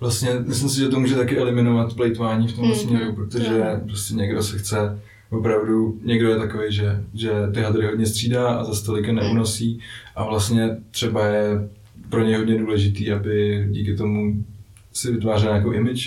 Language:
Czech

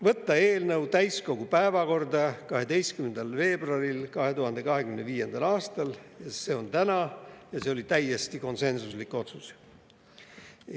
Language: Estonian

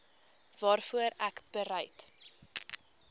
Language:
Afrikaans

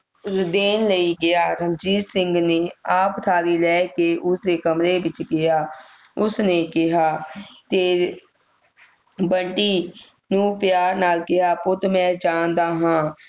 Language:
Punjabi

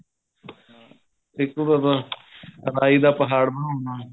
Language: Punjabi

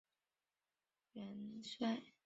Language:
Chinese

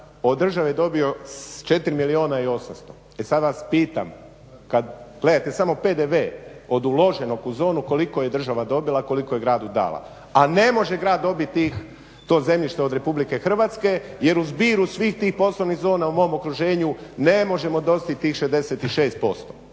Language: Croatian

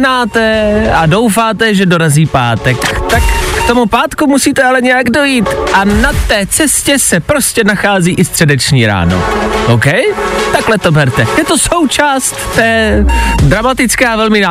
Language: Czech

